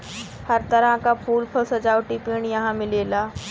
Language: Bhojpuri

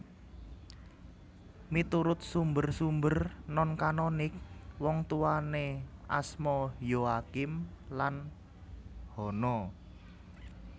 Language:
Javanese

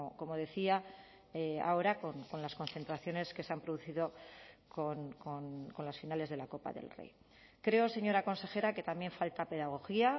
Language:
Spanish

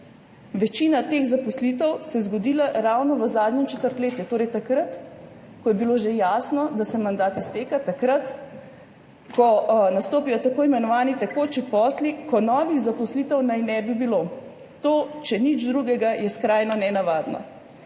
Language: Slovenian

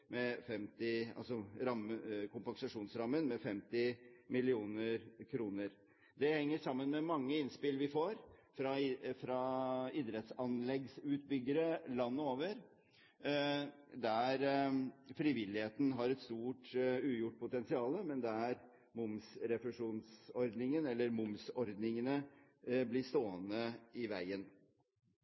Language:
Norwegian Bokmål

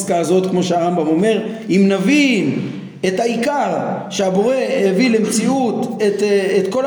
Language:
Hebrew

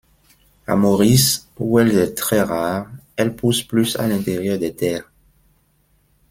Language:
French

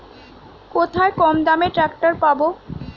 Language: Bangla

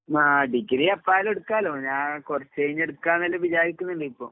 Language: Malayalam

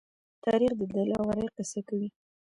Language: Pashto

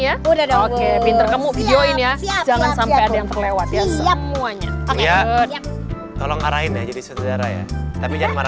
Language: Indonesian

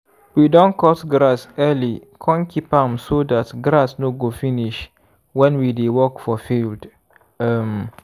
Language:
Nigerian Pidgin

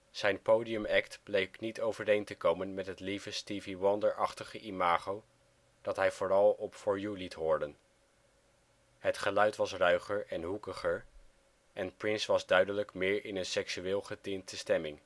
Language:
Dutch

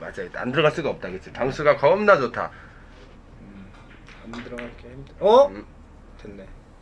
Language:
Korean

